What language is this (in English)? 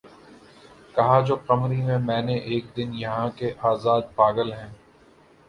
Urdu